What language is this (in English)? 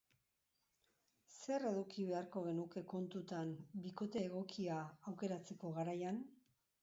Basque